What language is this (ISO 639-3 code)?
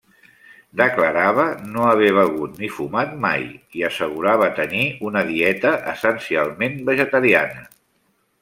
cat